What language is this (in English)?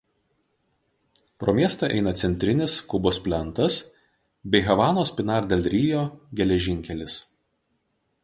Lithuanian